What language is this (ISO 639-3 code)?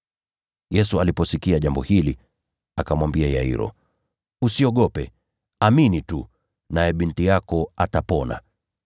swa